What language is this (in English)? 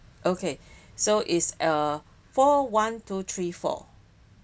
English